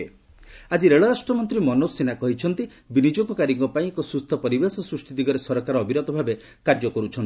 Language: Odia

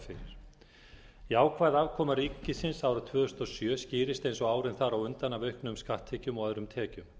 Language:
Icelandic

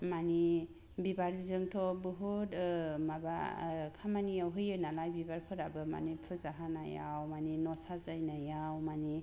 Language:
Bodo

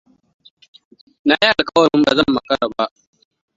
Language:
Hausa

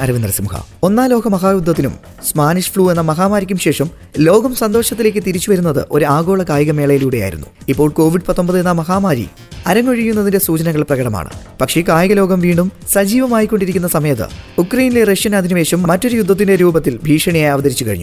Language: Malayalam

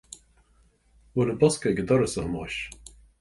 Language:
Irish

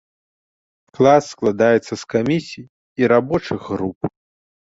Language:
Belarusian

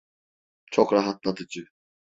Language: Turkish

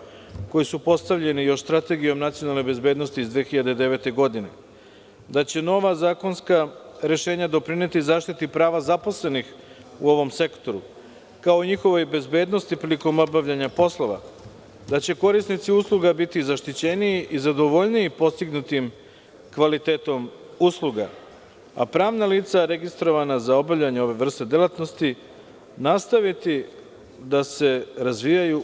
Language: Serbian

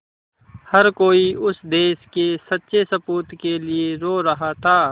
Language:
Hindi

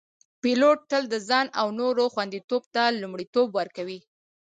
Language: Pashto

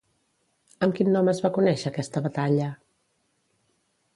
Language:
Catalan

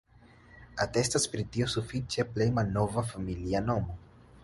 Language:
Esperanto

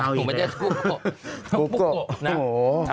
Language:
Thai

